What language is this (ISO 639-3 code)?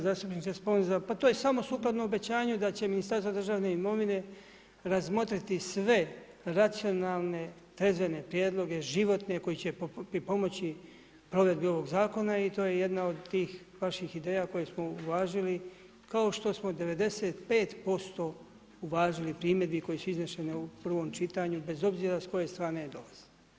hrv